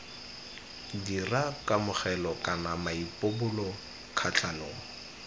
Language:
Tswana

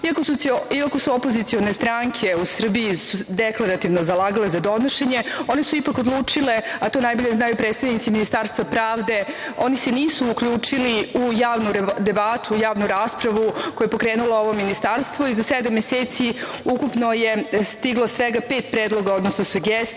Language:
Serbian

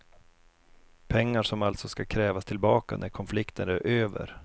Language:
Swedish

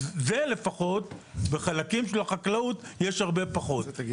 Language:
Hebrew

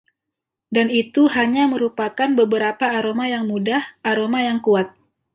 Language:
Indonesian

